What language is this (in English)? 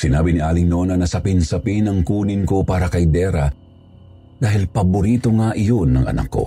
Filipino